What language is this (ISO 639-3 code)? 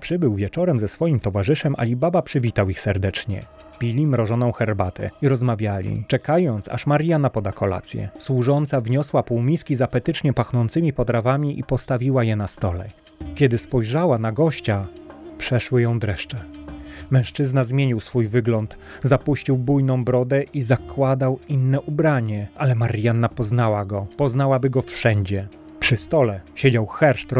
pol